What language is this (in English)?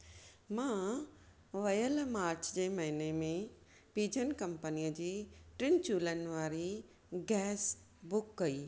Sindhi